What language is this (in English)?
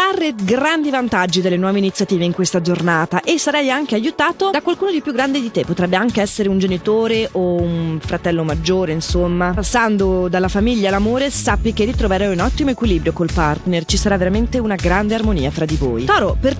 Italian